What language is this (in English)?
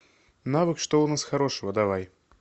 Russian